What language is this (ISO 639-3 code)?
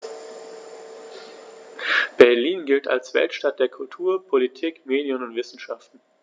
deu